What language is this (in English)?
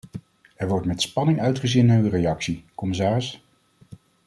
Dutch